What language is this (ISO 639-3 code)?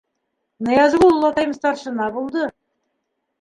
bak